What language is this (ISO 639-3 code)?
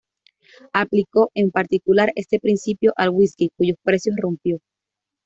spa